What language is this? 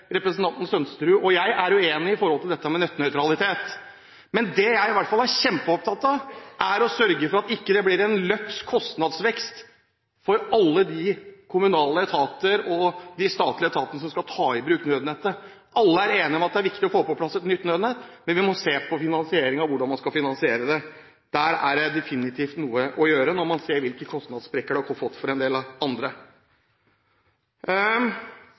Norwegian Bokmål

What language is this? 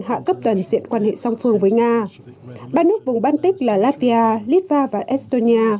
Vietnamese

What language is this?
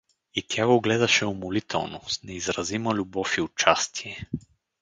Bulgarian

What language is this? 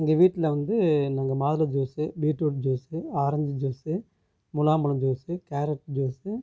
Tamil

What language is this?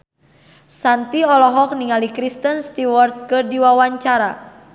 Sundanese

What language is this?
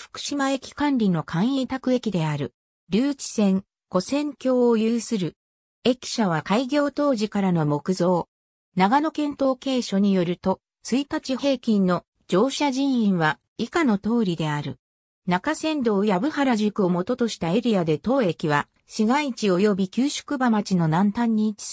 Japanese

